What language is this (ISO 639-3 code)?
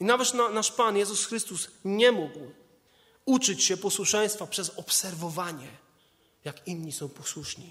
pol